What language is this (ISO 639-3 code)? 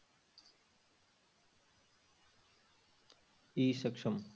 pan